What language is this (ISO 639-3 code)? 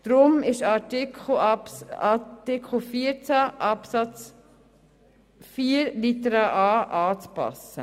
gsw